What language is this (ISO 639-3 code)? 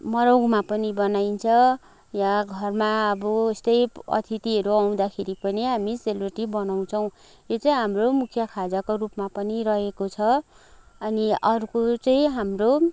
nep